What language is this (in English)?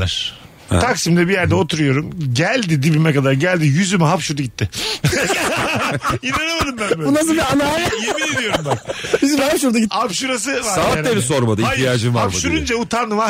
Turkish